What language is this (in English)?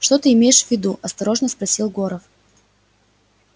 Russian